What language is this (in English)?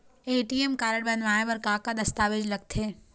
Chhattisgarhi